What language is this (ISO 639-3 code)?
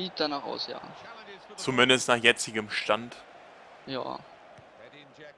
deu